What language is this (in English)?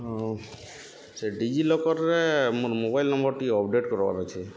Odia